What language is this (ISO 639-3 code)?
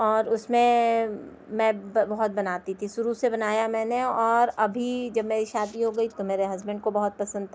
urd